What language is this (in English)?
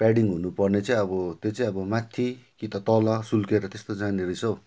Nepali